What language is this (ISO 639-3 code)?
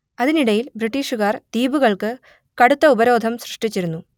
mal